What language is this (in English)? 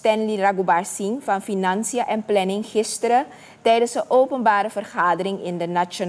Dutch